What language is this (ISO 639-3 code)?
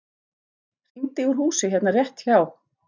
isl